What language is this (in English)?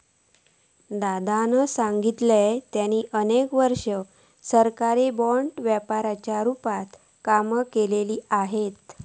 Marathi